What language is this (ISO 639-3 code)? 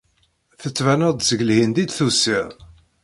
kab